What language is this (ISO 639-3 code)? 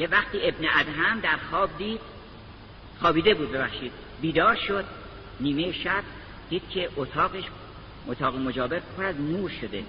fas